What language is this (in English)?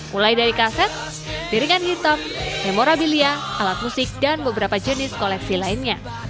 Indonesian